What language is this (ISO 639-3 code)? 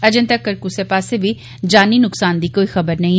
doi